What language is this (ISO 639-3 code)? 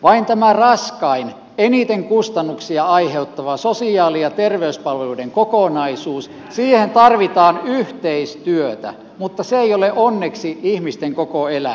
fin